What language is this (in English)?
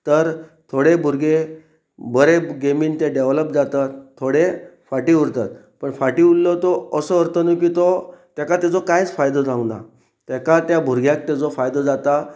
Konkani